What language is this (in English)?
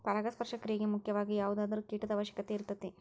Kannada